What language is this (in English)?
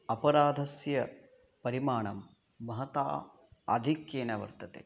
Sanskrit